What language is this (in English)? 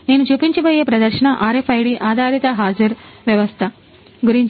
Telugu